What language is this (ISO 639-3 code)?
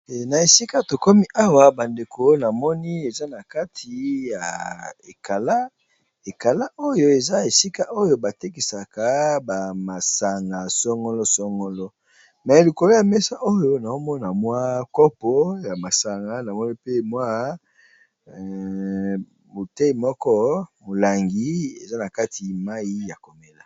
lin